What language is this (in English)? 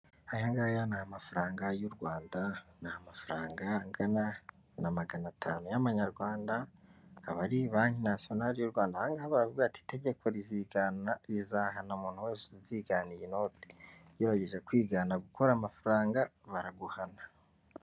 Kinyarwanda